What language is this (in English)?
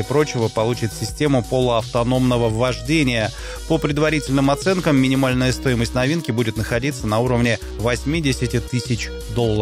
Russian